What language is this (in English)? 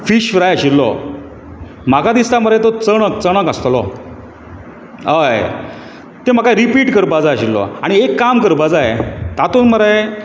Konkani